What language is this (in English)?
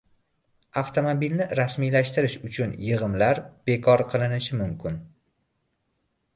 Uzbek